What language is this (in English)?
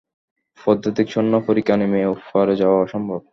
Bangla